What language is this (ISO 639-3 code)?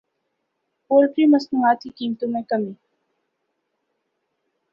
urd